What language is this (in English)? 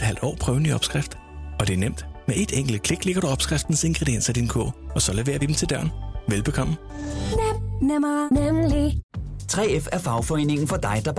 Danish